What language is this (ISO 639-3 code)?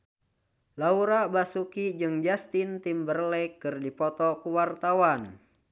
sun